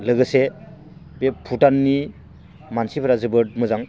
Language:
Bodo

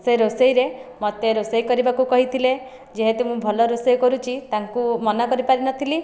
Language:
Odia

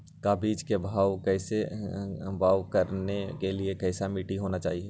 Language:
Magahi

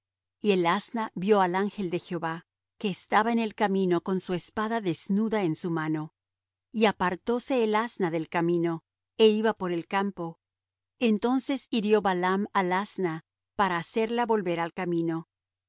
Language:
Spanish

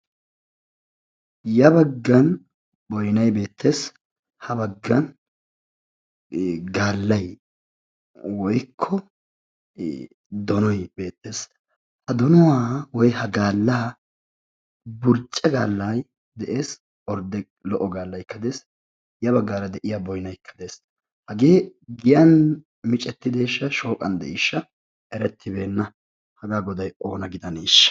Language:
Wolaytta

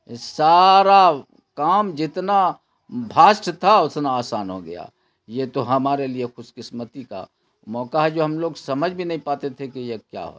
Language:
Urdu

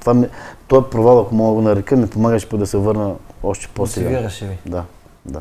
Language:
Bulgarian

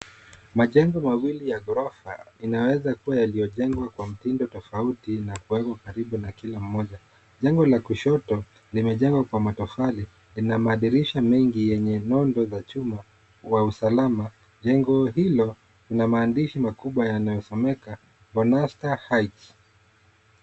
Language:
Swahili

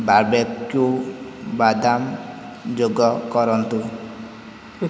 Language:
Odia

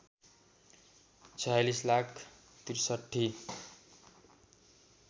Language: Nepali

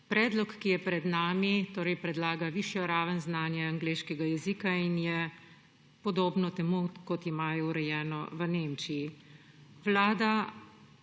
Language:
Slovenian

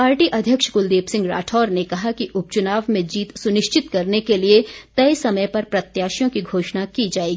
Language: Hindi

